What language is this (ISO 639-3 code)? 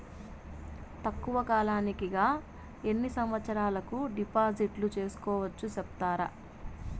tel